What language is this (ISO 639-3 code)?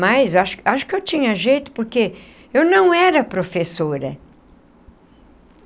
por